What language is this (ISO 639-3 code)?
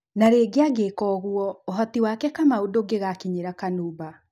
kik